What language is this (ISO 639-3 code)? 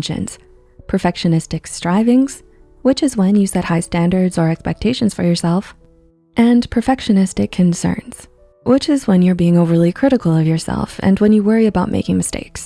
eng